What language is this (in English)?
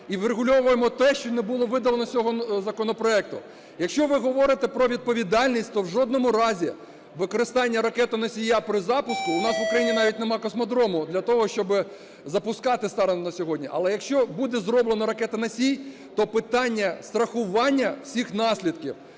Ukrainian